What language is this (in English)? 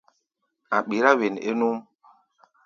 Gbaya